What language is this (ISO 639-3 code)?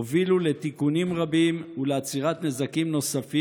heb